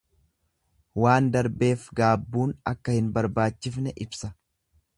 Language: Oromo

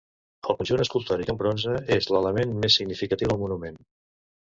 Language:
Catalan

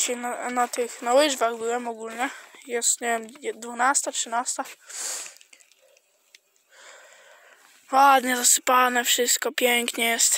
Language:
Polish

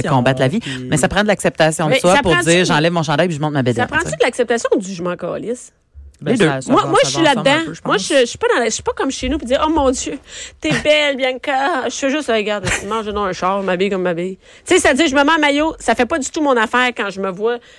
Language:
French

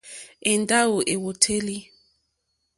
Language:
Mokpwe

